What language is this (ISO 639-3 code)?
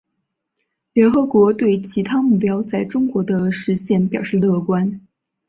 zho